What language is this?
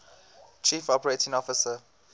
English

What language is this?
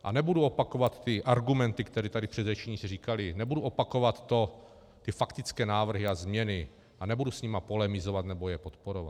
Czech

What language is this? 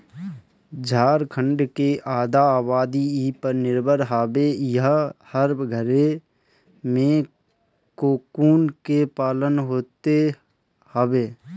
Bhojpuri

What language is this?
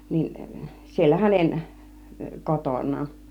Finnish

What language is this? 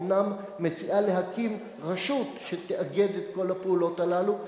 Hebrew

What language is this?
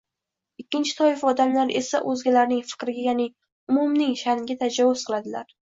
Uzbek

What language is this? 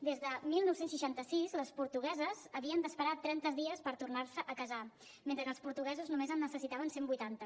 Catalan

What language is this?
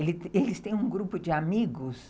Portuguese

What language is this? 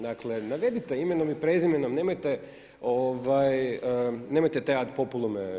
Croatian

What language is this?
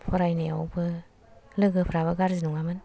Bodo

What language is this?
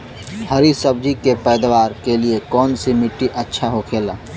Bhojpuri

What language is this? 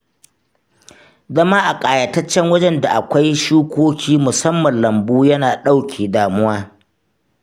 Hausa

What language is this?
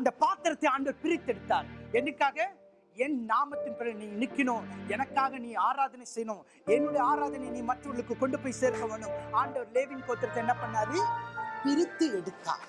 Tamil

